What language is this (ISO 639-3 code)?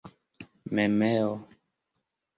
epo